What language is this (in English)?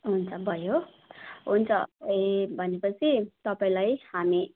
Nepali